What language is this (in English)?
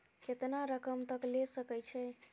Maithili